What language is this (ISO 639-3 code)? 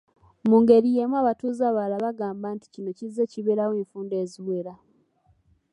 lug